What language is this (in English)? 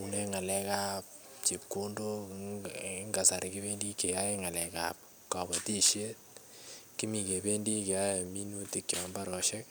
Kalenjin